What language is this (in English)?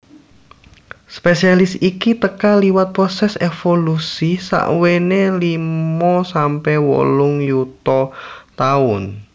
Javanese